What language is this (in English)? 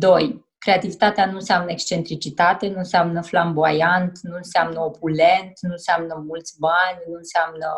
Romanian